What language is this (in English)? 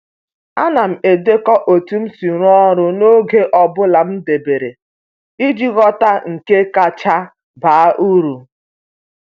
Igbo